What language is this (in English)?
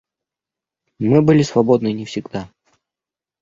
Russian